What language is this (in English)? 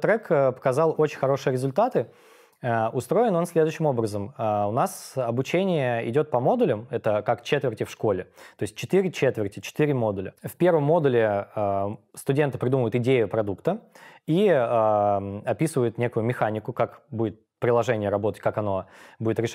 Russian